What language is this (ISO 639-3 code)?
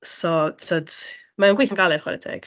cym